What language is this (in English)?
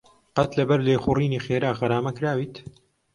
Central Kurdish